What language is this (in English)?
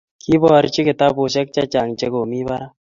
Kalenjin